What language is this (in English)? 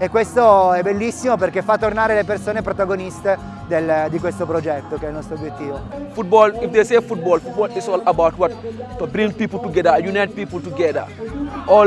Italian